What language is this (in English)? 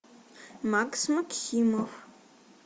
Russian